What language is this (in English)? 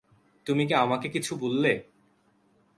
Bangla